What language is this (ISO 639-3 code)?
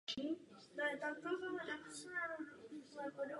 ces